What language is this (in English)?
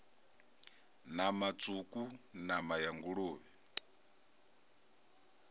Venda